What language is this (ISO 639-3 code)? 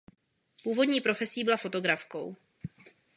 ces